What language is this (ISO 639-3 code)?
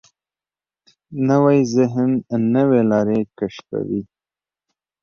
pus